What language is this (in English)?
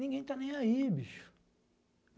Portuguese